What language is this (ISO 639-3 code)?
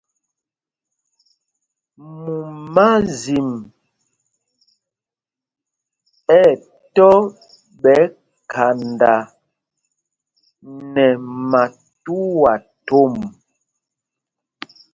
mgg